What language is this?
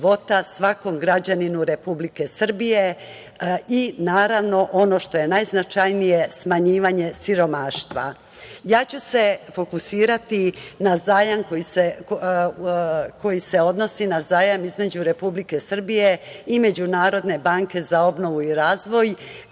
Serbian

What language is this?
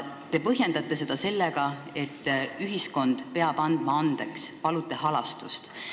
Estonian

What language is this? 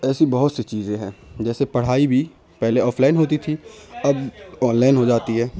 Urdu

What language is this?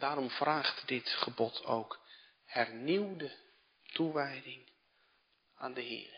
Dutch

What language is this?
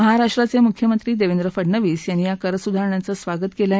Marathi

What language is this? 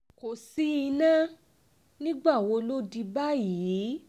Yoruba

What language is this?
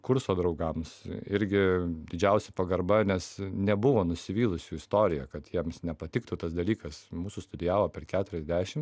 Lithuanian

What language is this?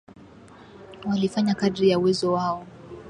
Swahili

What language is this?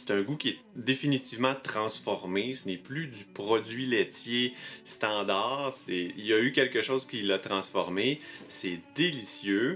French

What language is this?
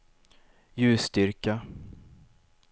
Swedish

